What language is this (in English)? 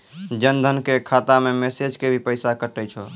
Maithili